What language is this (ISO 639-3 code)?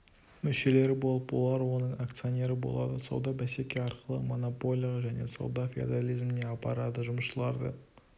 kaz